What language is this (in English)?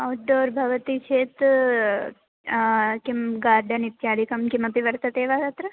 Sanskrit